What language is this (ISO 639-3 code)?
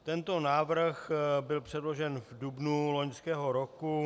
ces